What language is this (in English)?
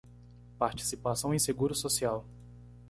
Portuguese